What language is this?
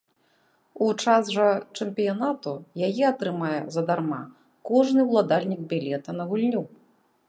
Belarusian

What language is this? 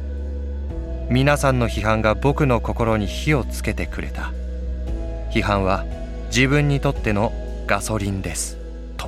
Japanese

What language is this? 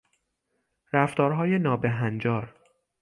Persian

